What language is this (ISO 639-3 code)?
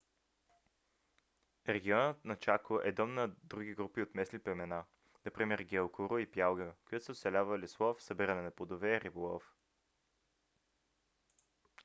bul